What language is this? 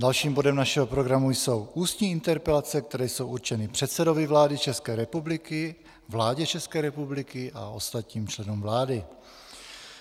Czech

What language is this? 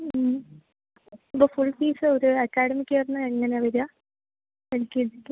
Malayalam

